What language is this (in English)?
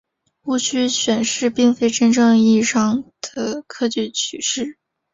Chinese